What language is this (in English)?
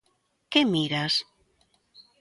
Galician